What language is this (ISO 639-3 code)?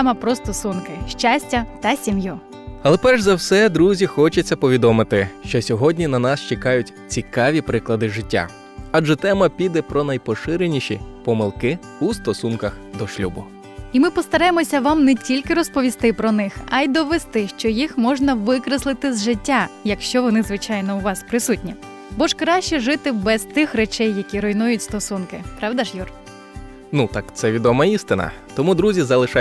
ukr